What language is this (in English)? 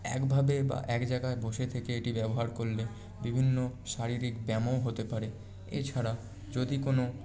Bangla